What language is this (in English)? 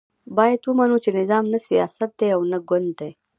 Pashto